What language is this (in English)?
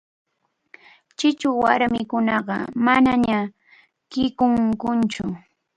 Arequipa-La Unión Quechua